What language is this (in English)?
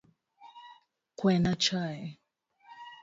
Luo (Kenya and Tanzania)